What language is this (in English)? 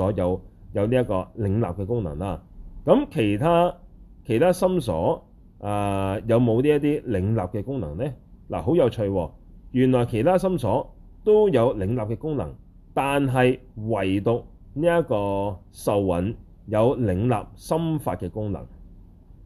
Chinese